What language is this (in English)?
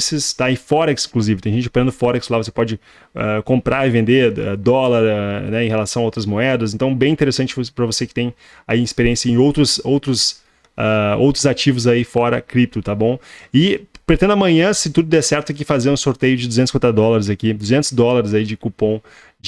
Portuguese